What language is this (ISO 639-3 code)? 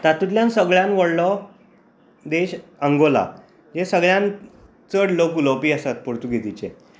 kok